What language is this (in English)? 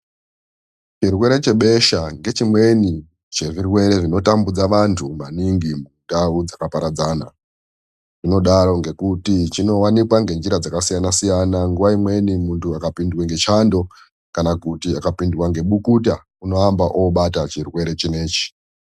Ndau